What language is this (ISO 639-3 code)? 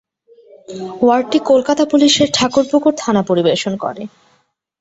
ben